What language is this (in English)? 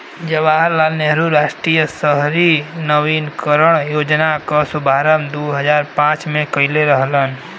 Bhojpuri